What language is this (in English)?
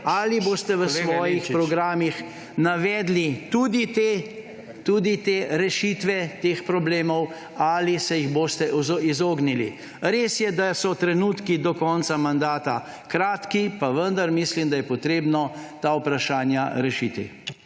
Slovenian